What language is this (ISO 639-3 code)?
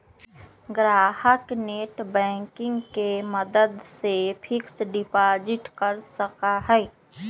mag